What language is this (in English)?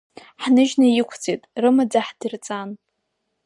Abkhazian